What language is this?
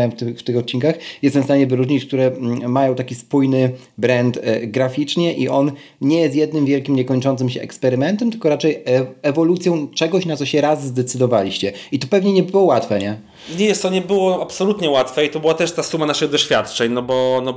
Polish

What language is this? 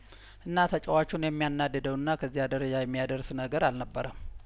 Amharic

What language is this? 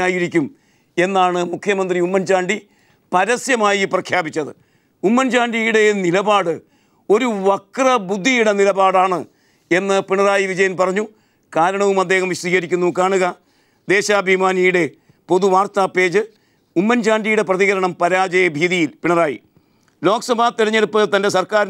Turkish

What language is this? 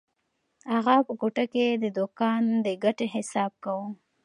Pashto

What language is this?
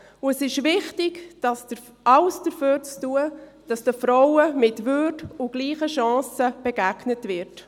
Swiss German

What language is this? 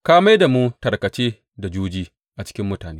Hausa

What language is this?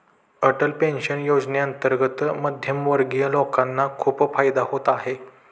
Marathi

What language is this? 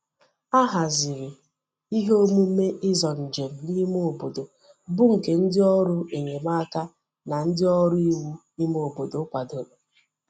Igbo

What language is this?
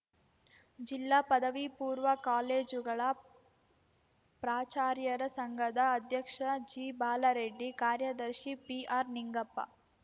Kannada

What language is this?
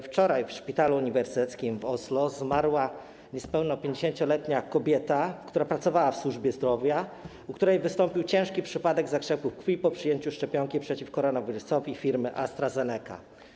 Polish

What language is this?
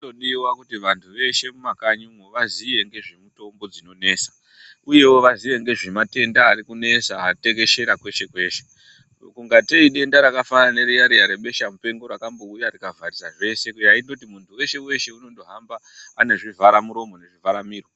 Ndau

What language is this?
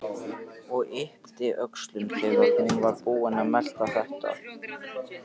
Icelandic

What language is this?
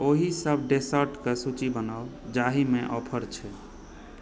Maithili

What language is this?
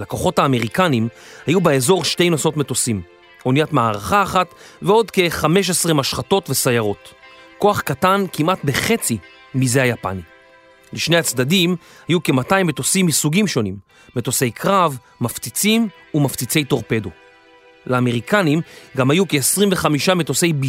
Hebrew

